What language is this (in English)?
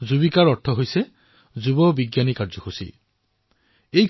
Assamese